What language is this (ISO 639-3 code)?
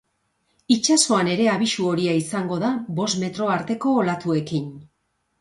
eus